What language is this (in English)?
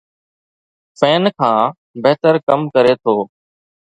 Sindhi